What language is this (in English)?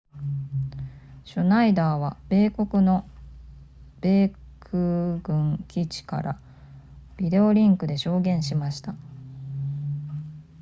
Japanese